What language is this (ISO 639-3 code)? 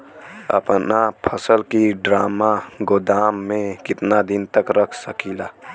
bho